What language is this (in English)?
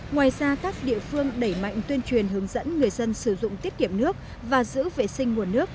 Vietnamese